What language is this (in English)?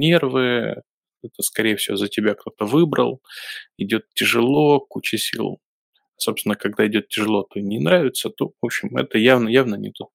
Russian